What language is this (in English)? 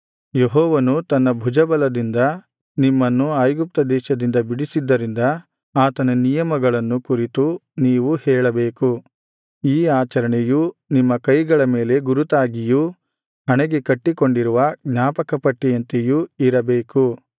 Kannada